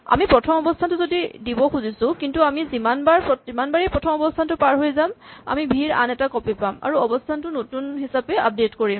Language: Assamese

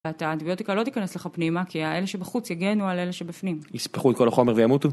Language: Hebrew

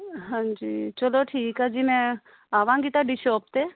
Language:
Punjabi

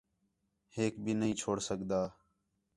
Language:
Khetrani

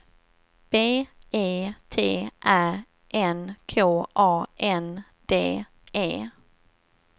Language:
Swedish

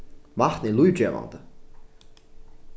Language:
Faroese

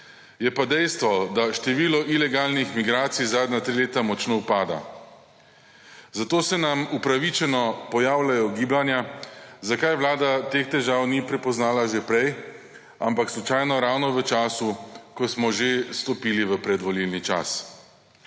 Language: Slovenian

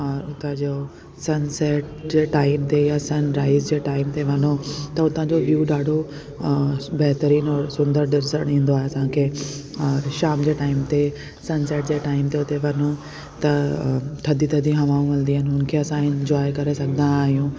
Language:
Sindhi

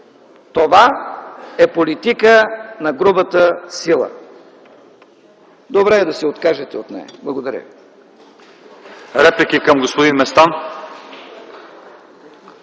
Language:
Bulgarian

